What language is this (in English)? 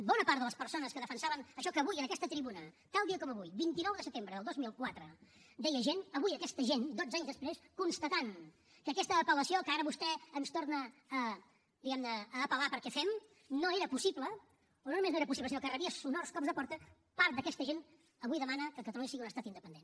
Catalan